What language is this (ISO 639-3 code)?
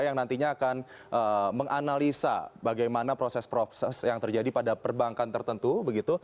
ind